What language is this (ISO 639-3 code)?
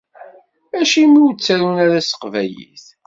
kab